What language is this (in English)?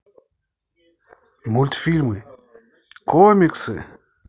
Russian